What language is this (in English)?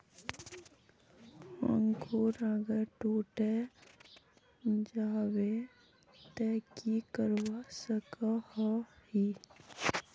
Magahi